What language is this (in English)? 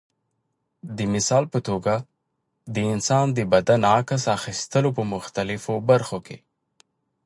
Pashto